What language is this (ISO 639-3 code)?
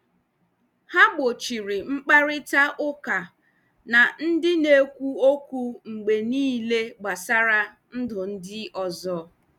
ibo